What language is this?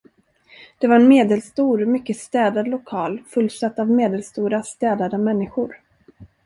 Swedish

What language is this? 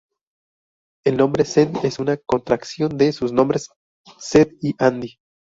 Spanish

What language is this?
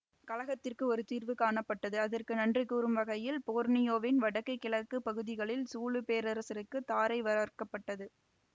Tamil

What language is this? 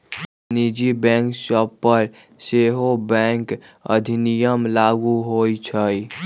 Magahi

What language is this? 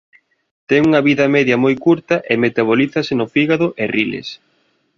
Galician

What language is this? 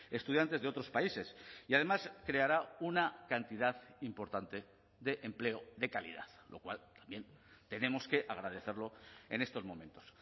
Spanish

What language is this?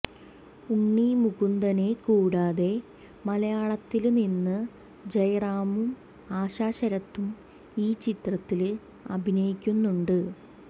Malayalam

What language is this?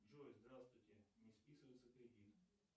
Russian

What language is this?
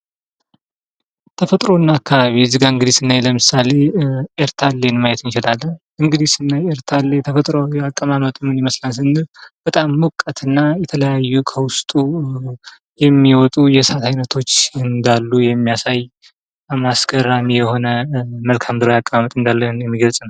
Amharic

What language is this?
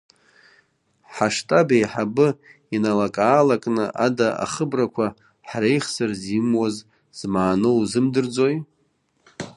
Abkhazian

